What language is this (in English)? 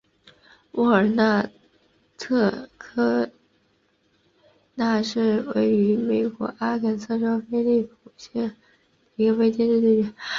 Chinese